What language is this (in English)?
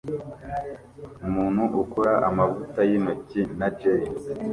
Kinyarwanda